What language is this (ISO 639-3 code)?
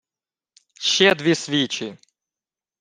ukr